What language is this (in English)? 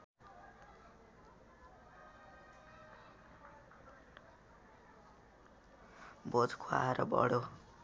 Nepali